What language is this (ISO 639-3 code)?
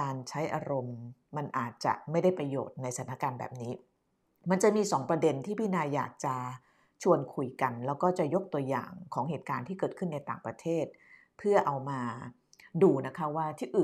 tha